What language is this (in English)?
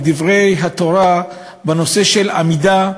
Hebrew